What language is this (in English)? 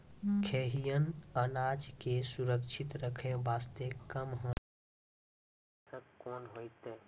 Maithili